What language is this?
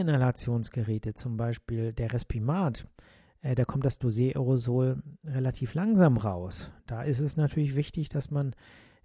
German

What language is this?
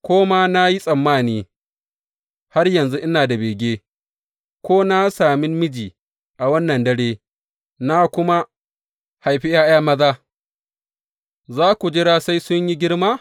Hausa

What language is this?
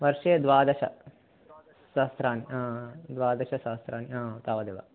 Sanskrit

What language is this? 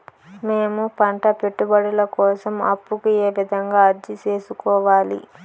Telugu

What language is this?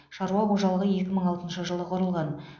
Kazakh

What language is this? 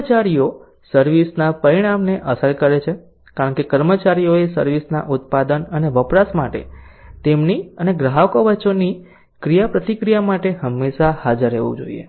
Gujarati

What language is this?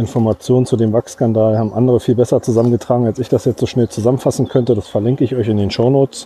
German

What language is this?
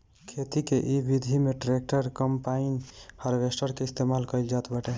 Bhojpuri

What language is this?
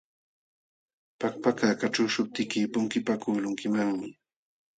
Jauja Wanca Quechua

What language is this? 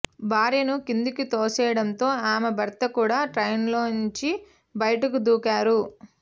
Telugu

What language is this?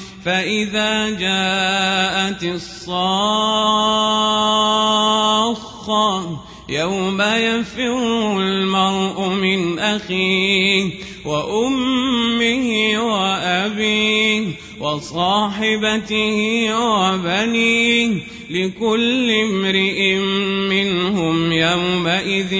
Arabic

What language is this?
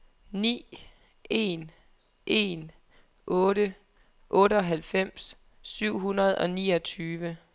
Danish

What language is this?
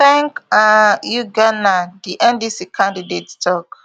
Nigerian Pidgin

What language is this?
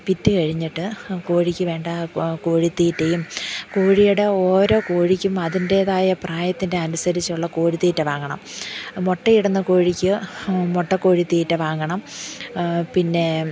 Malayalam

